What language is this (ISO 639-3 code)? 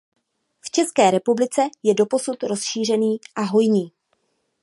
ces